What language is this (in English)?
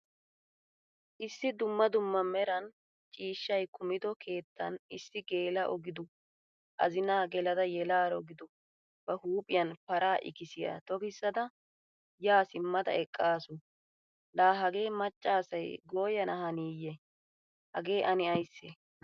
Wolaytta